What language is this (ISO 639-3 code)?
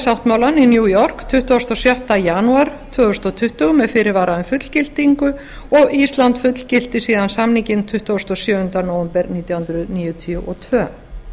isl